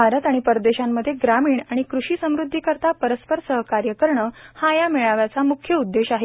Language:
Marathi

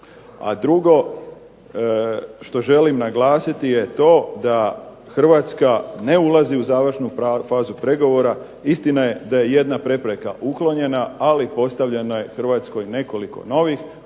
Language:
Croatian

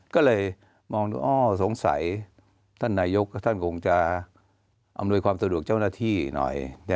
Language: Thai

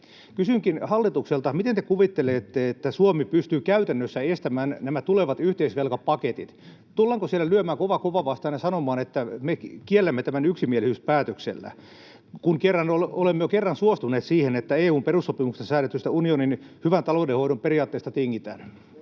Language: Finnish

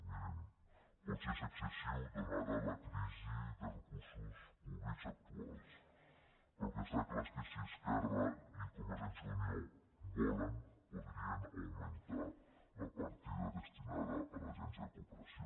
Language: Catalan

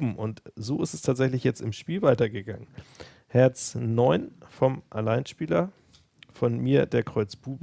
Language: German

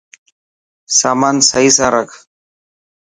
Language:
Dhatki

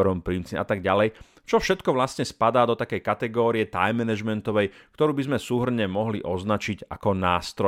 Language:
Slovak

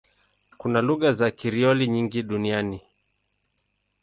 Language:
Swahili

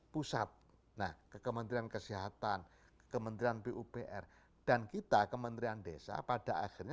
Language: Indonesian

